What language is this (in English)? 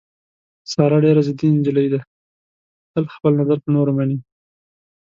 Pashto